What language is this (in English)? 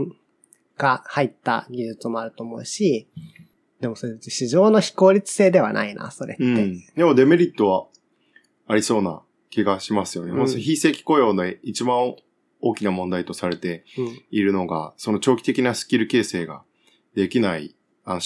Japanese